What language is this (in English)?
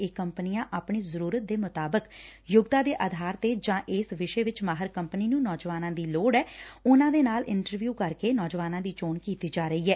Punjabi